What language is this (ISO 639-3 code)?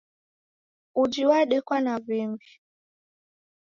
dav